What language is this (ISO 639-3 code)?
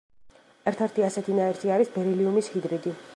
kat